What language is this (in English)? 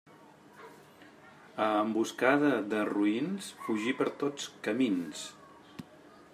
Catalan